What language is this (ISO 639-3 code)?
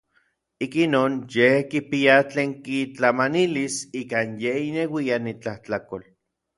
nlv